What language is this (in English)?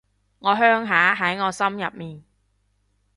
Cantonese